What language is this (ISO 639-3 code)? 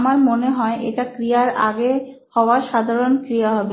ben